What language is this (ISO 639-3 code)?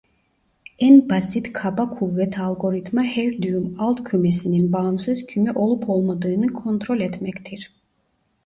tur